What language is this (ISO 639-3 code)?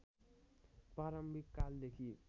nep